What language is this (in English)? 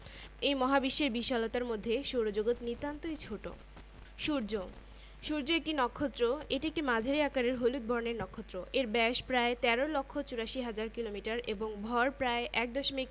Bangla